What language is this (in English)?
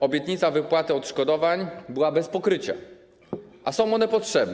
Polish